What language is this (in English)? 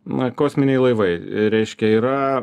Lithuanian